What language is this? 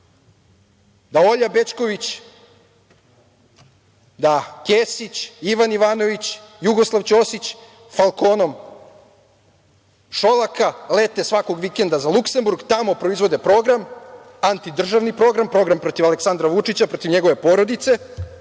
Serbian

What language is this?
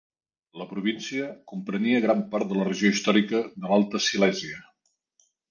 Catalan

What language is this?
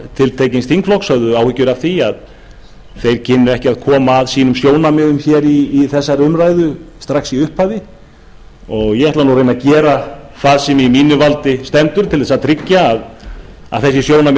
Icelandic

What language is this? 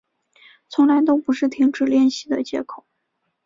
Chinese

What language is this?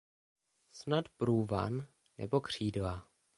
Czech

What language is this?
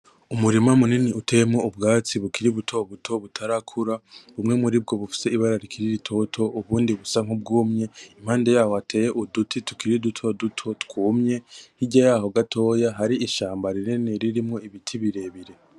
Rundi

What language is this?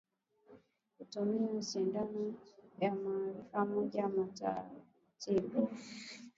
Swahili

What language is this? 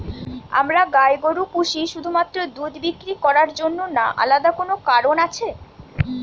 Bangla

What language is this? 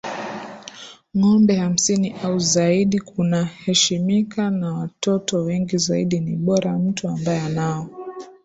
Swahili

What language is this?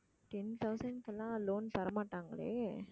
Tamil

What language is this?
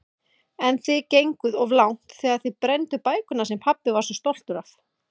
Icelandic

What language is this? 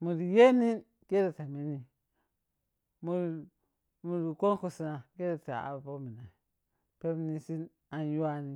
Piya-Kwonci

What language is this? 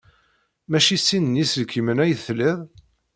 Kabyle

